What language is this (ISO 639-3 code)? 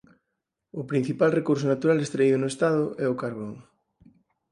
glg